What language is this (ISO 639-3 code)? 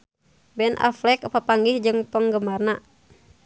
sun